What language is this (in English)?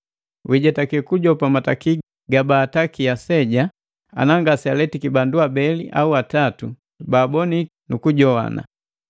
Matengo